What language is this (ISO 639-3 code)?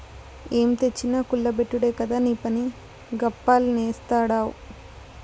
tel